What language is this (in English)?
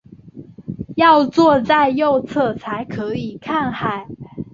Chinese